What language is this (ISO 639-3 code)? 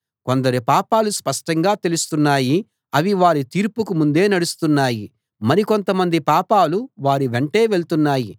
tel